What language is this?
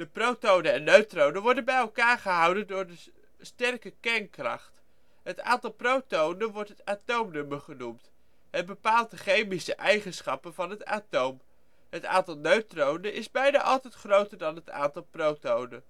Dutch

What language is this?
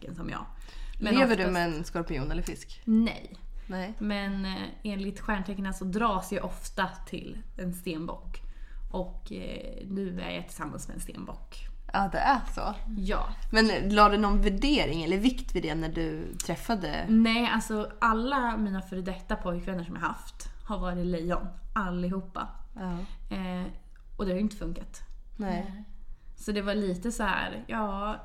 Swedish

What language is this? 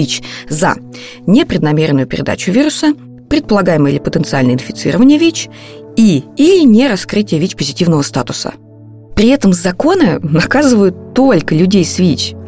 Russian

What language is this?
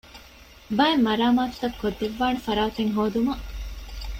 Divehi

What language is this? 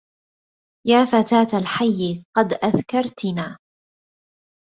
Arabic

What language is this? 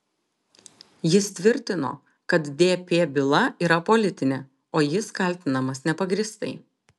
Lithuanian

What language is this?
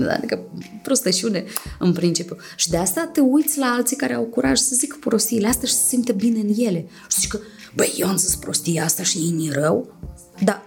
Romanian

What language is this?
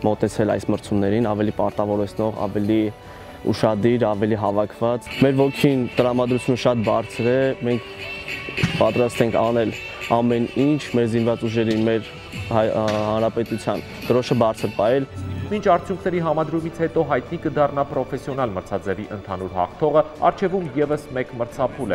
Romanian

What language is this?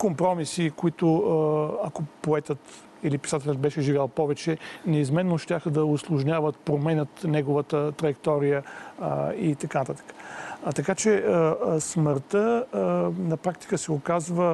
Bulgarian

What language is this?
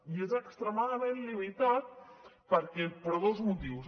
Catalan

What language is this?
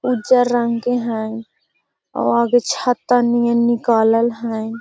Magahi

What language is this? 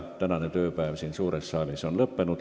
Estonian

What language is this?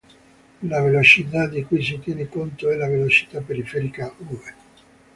Italian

